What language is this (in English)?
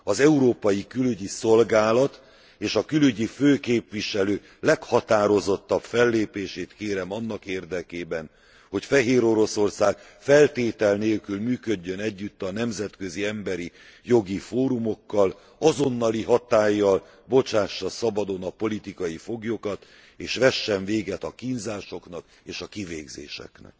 Hungarian